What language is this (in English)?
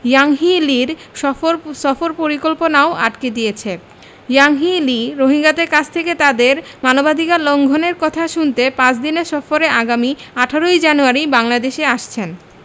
Bangla